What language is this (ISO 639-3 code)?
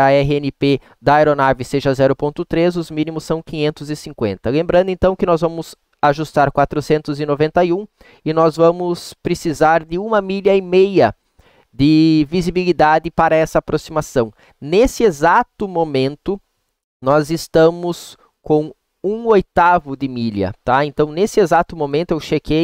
por